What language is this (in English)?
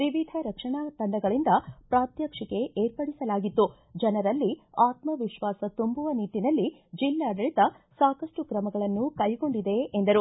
Kannada